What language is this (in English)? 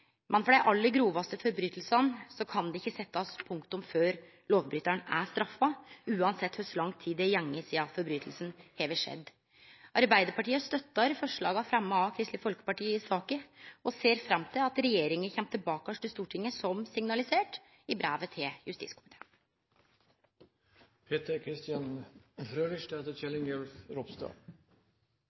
Norwegian Nynorsk